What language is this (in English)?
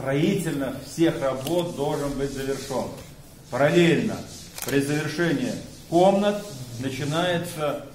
Russian